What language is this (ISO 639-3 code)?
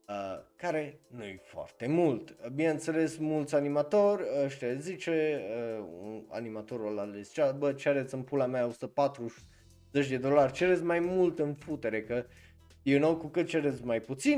ron